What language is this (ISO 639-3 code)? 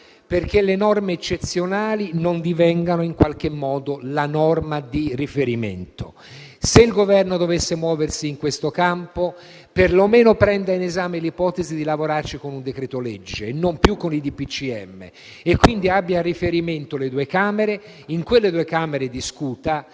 ita